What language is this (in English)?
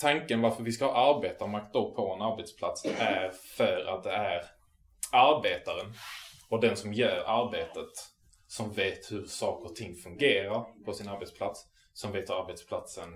Swedish